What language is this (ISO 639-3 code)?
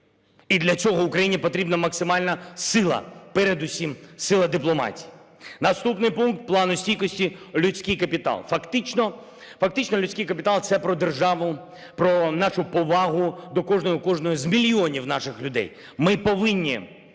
ukr